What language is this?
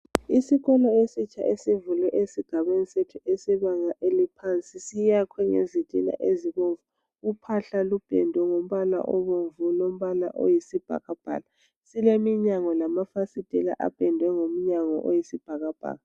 North Ndebele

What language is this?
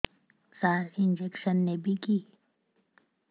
Odia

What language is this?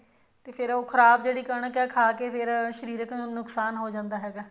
Punjabi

